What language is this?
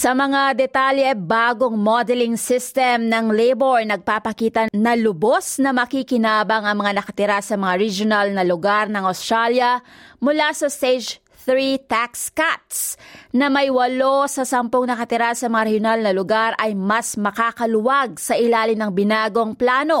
Filipino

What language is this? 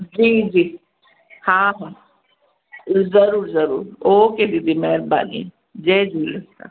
Sindhi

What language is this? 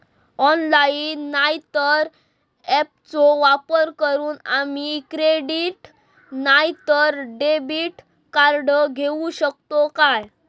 Marathi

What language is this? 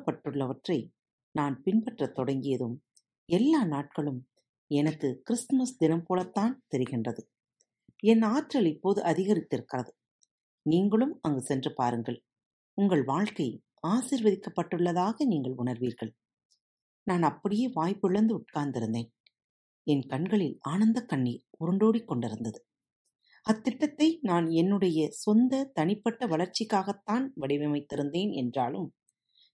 Tamil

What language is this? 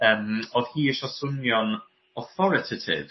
Welsh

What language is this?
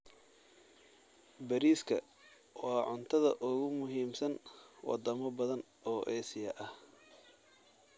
Somali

